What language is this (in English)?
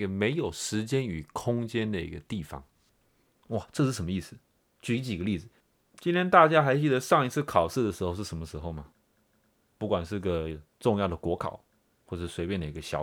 Chinese